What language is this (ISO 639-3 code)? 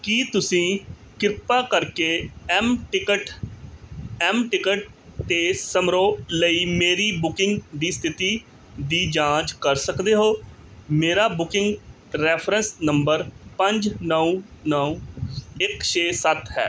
pan